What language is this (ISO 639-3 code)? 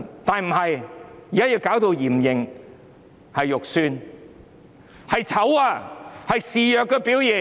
yue